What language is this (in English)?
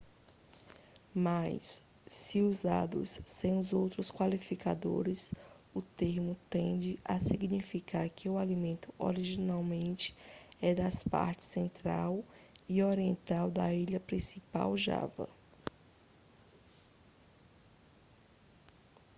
Portuguese